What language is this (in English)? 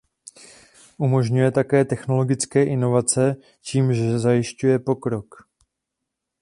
Czech